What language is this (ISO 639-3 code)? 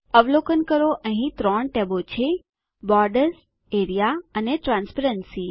guj